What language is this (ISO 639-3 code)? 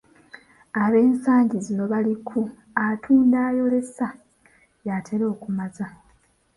lug